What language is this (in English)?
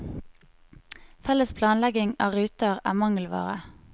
Norwegian